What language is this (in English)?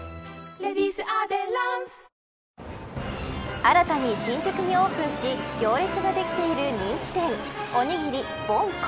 Japanese